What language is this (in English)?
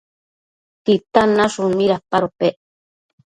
Matsés